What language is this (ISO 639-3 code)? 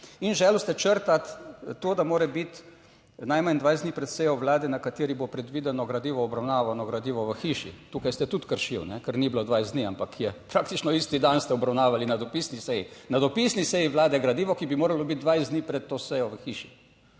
slv